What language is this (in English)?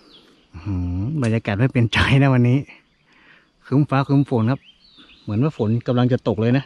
Thai